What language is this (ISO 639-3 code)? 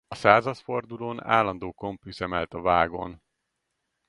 hun